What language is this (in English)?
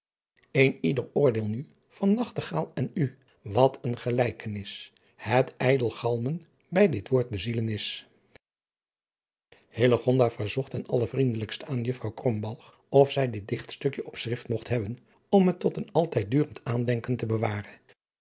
Dutch